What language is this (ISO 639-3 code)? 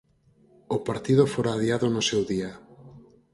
glg